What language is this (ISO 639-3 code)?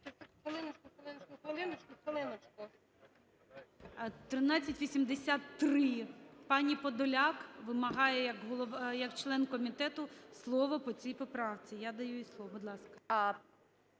ukr